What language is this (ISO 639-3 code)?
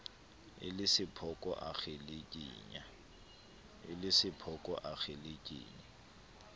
sot